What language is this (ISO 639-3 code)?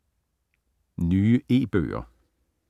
dan